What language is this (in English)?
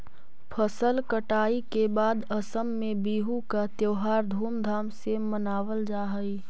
Magahi